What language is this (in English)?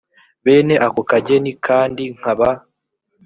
Kinyarwanda